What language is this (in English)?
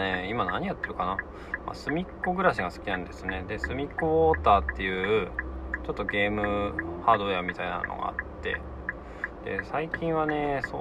Japanese